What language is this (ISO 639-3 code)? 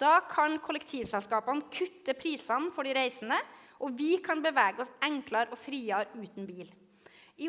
nor